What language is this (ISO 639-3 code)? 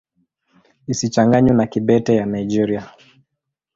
swa